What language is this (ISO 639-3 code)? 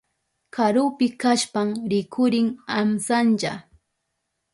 qup